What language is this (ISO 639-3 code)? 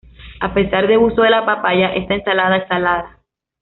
spa